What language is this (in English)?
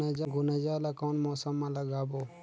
Chhattisgarhi